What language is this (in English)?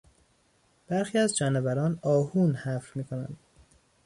Persian